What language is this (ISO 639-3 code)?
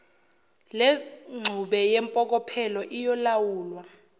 zul